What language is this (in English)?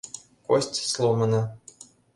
Mari